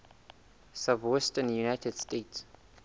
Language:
Southern Sotho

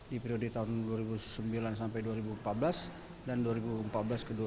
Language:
Indonesian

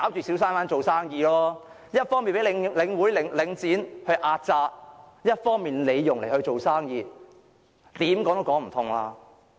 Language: Cantonese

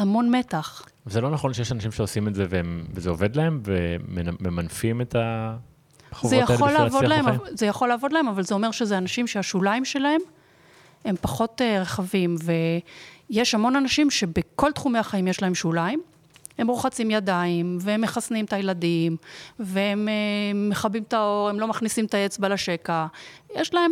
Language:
Hebrew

